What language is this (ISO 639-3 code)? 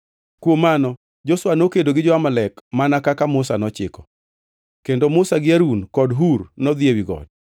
luo